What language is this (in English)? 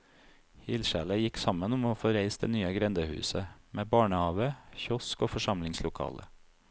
Norwegian